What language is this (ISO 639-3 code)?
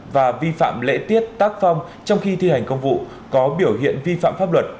vie